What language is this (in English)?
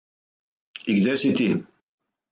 Serbian